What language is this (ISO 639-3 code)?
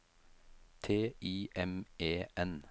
nor